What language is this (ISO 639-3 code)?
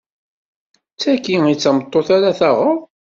kab